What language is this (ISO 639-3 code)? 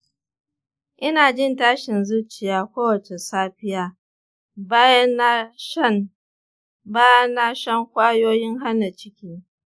hau